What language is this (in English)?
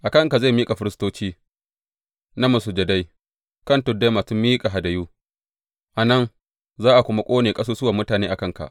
Hausa